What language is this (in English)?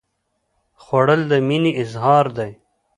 Pashto